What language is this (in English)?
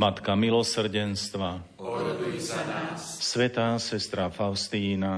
Slovak